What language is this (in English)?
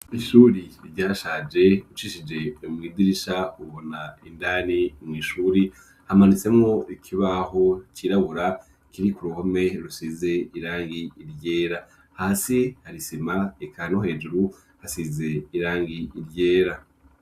Rundi